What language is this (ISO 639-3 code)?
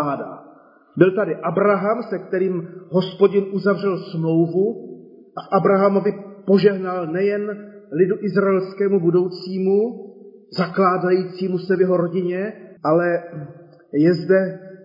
ces